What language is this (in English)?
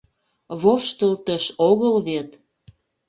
Mari